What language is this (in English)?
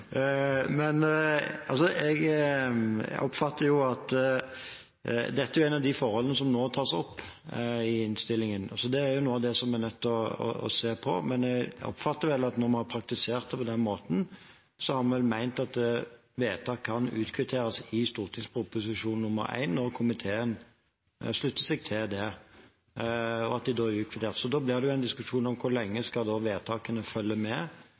Norwegian Bokmål